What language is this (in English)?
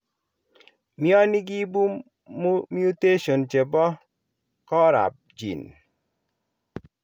Kalenjin